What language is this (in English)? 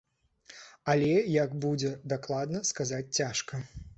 Belarusian